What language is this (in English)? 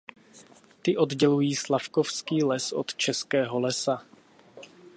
Czech